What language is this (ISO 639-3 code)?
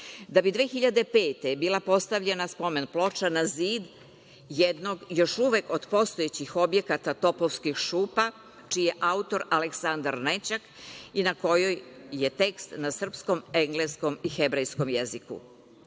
srp